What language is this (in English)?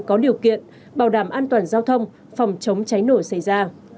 Vietnamese